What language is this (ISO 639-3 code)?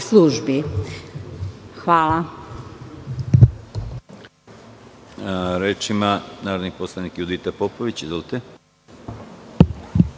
srp